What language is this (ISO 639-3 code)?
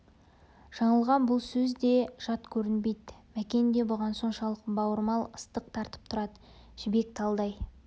kaz